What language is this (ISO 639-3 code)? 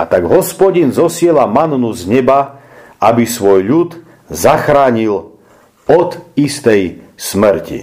slk